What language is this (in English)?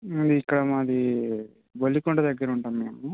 Telugu